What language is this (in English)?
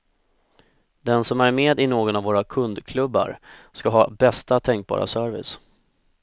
Swedish